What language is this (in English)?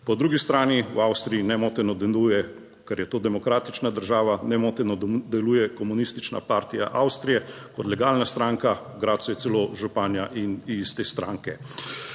Slovenian